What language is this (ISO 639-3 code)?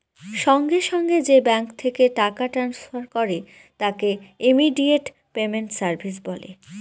ben